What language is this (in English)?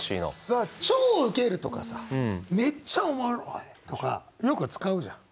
Japanese